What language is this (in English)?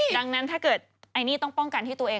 Thai